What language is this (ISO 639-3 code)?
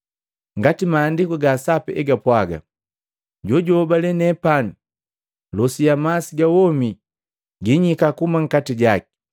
mgv